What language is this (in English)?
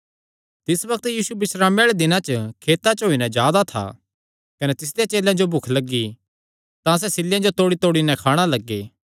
Kangri